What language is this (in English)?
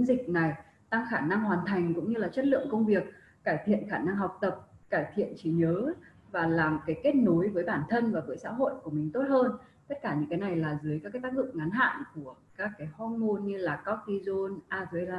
Vietnamese